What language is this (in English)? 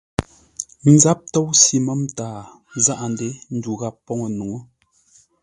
Ngombale